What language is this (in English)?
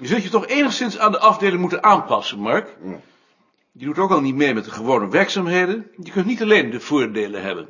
Dutch